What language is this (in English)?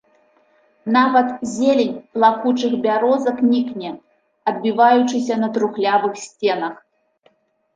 Belarusian